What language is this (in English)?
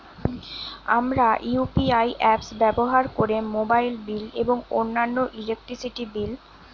Bangla